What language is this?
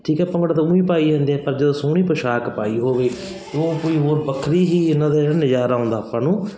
Punjabi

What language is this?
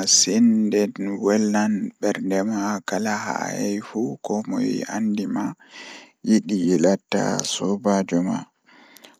Fula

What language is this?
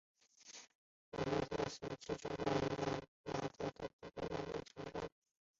Chinese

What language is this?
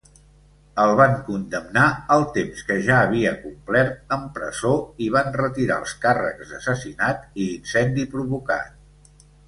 Catalan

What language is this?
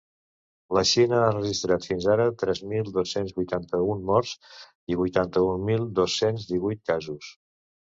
Catalan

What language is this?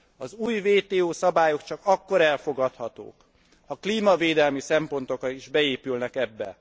Hungarian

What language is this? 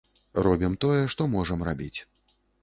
Belarusian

